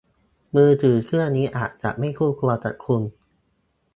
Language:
Thai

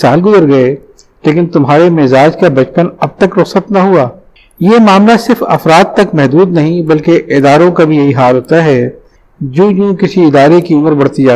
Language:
Urdu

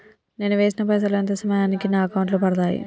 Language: Telugu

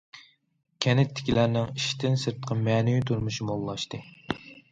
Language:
Uyghur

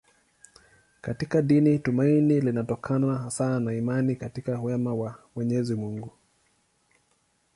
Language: Swahili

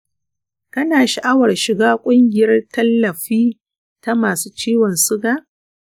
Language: Hausa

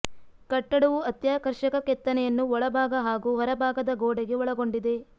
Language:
Kannada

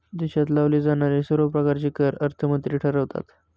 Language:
Marathi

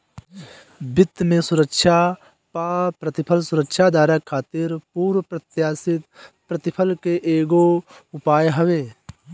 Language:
Bhojpuri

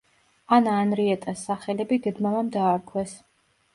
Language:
Georgian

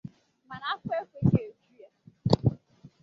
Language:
Igbo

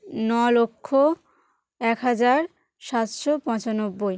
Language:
Bangla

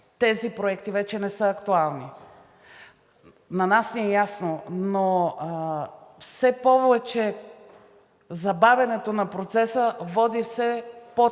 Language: Bulgarian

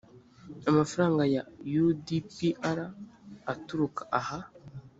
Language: Kinyarwanda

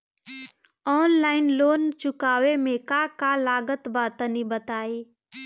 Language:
Bhojpuri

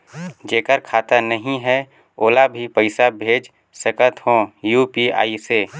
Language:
Chhattisgarhi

